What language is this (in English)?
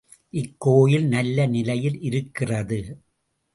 Tamil